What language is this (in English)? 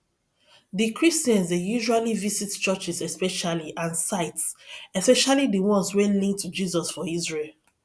Nigerian Pidgin